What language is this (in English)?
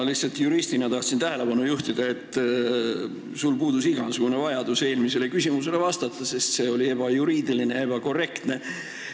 Estonian